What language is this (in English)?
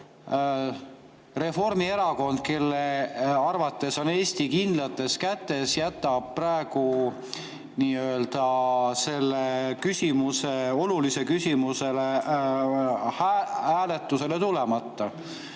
Estonian